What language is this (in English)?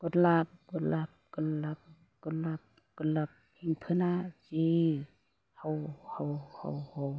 Bodo